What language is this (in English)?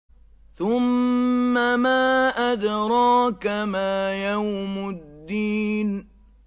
Arabic